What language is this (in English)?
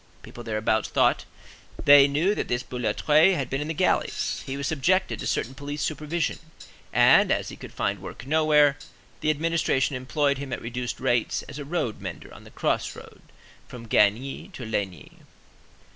English